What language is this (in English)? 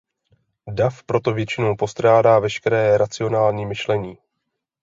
Czech